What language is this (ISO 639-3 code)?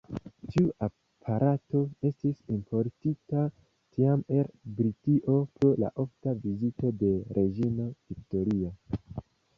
epo